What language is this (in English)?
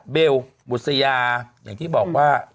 Thai